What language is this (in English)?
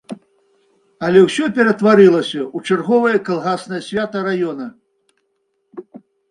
Belarusian